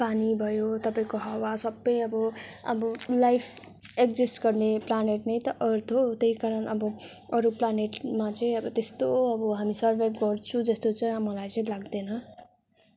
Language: Nepali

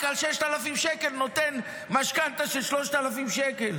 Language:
Hebrew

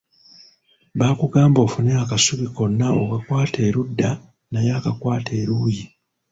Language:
Ganda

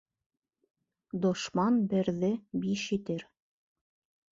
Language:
Bashkir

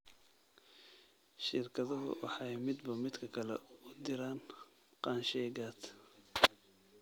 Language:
Somali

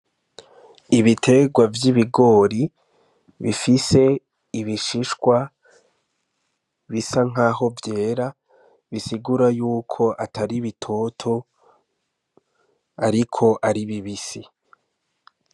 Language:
Rundi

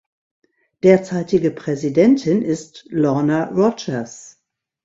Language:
German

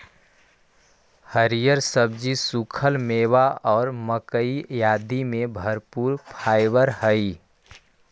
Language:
Magahi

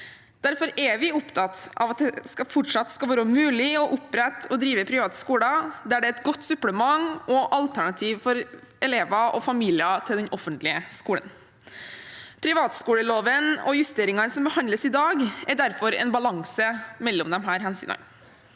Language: Norwegian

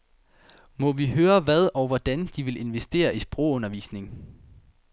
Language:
Danish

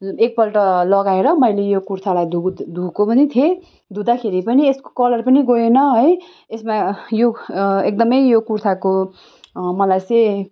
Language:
Nepali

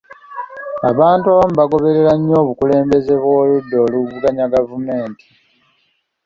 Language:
Ganda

